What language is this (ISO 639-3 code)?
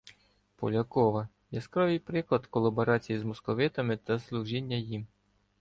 ukr